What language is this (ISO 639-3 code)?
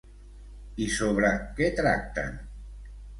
cat